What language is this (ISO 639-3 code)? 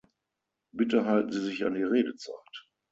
deu